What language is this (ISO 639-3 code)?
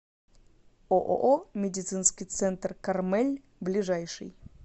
rus